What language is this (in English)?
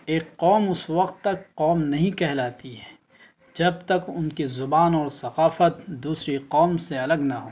Urdu